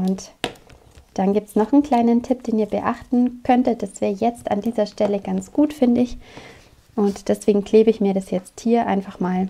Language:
German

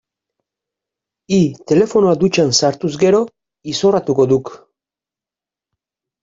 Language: Basque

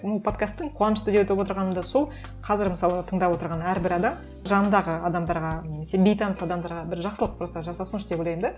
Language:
Kazakh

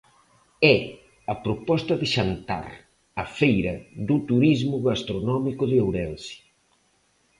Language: Galician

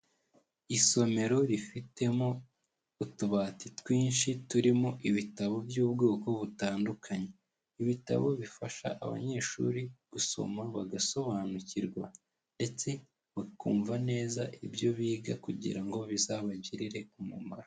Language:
Kinyarwanda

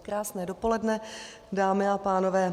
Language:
Czech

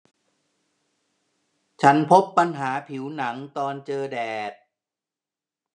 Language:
Thai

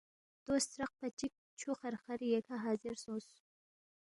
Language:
Balti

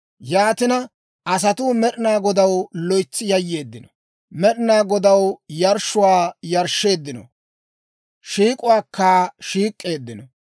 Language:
Dawro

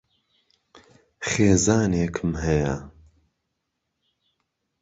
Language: Central Kurdish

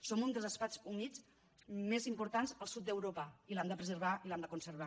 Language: Catalan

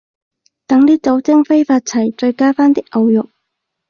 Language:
Cantonese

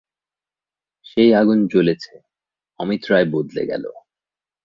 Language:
Bangla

